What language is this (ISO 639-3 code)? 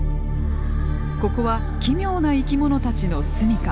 jpn